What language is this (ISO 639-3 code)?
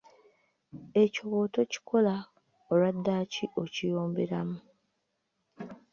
lug